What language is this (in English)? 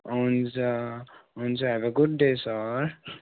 Nepali